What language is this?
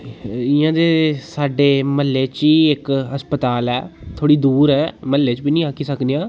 Dogri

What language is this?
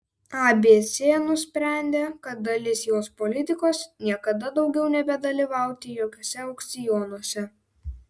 Lithuanian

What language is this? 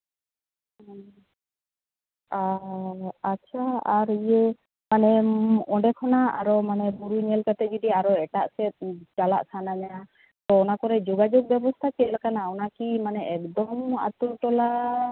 Santali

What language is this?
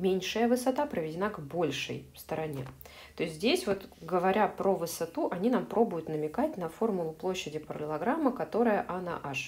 Russian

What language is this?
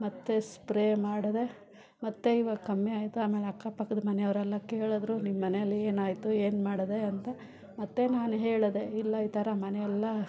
Kannada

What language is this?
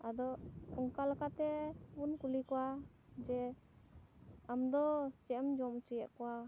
Santali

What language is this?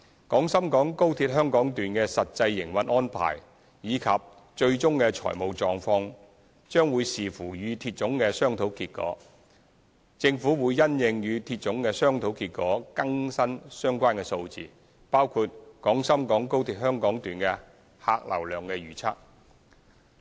Cantonese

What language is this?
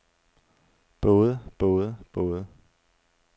Danish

